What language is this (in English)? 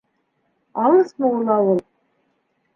Bashkir